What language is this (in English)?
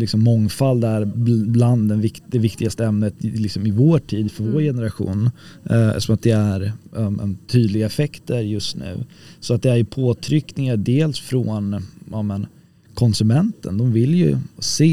Swedish